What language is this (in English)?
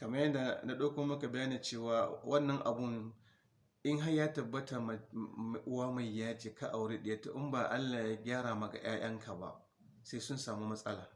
Hausa